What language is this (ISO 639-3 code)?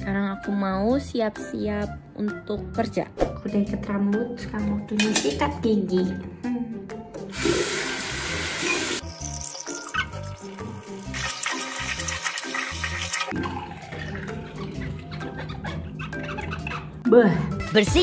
ind